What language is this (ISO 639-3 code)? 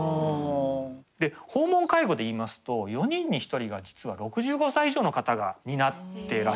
jpn